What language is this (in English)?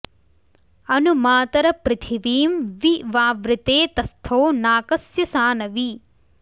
Sanskrit